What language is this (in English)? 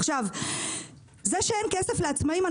Hebrew